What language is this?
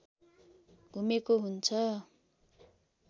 Nepali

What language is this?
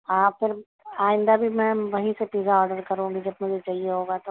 Urdu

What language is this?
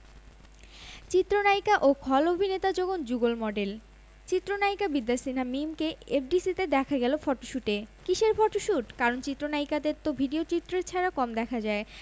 Bangla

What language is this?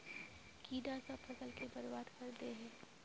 Magahi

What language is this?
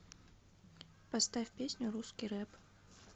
Russian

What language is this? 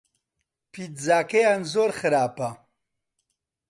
Central Kurdish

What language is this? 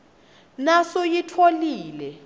Swati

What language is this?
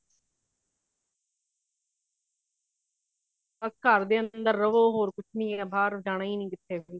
Punjabi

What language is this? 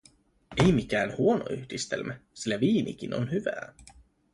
Finnish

